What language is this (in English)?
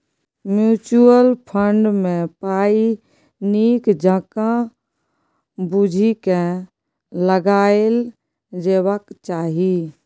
Maithili